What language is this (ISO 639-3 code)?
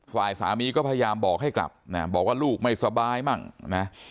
tha